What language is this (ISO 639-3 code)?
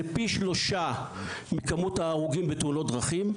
heb